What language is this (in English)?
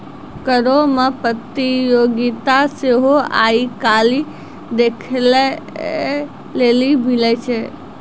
Maithili